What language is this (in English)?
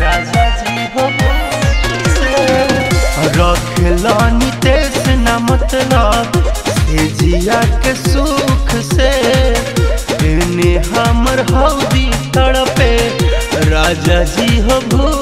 Hindi